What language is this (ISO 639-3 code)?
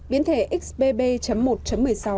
vie